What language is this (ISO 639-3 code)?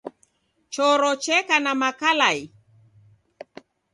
dav